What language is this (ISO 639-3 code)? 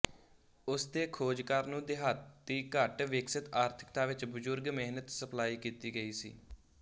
pan